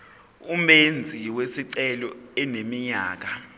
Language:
Zulu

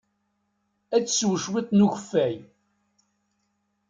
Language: Kabyle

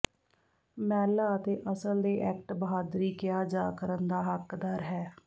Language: Punjabi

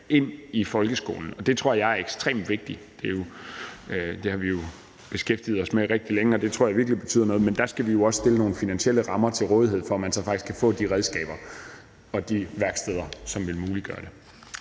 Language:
Danish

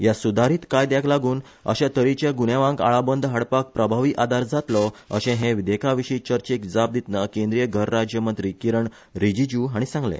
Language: Konkani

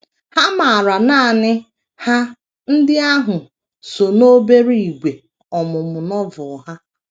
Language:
Igbo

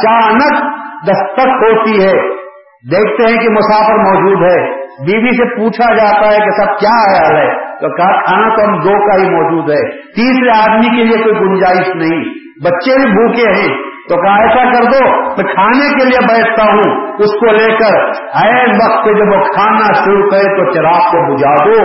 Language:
Urdu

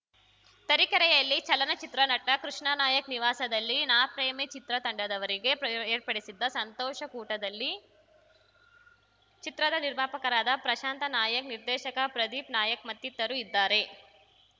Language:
Kannada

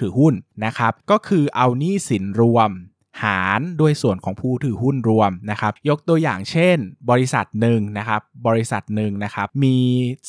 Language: Thai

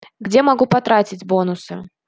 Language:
Russian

